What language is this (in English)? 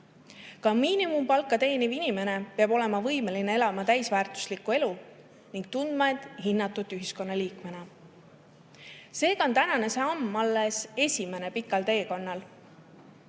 Estonian